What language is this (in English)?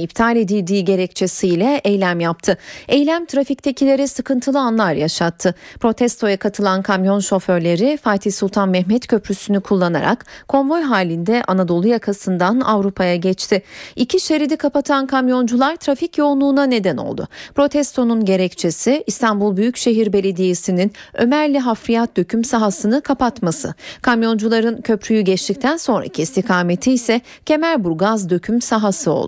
Turkish